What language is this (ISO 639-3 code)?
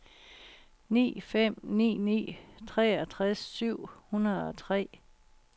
dan